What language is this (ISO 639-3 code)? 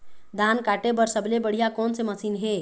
hne